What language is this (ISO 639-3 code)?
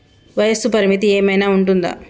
tel